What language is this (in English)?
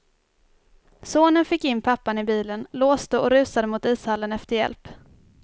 Swedish